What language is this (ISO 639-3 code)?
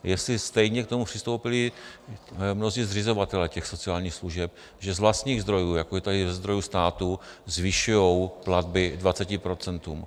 ces